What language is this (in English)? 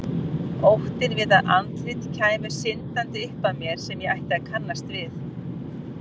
Icelandic